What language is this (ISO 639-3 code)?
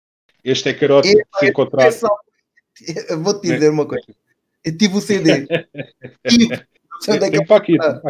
por